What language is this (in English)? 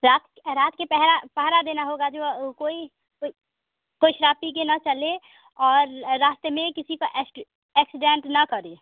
Hindi